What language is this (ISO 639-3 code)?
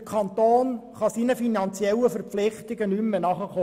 gsw